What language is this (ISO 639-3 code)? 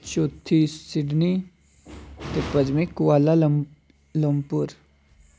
doi